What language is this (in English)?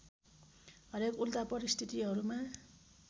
Nepali